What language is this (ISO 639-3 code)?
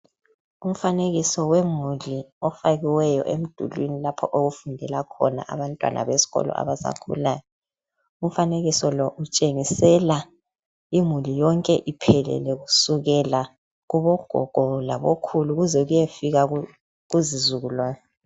nde